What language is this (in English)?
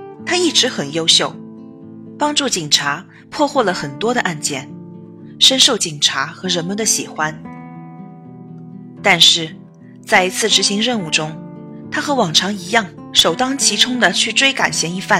Chinese